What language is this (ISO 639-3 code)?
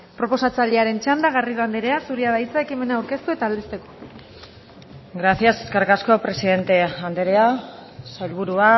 eus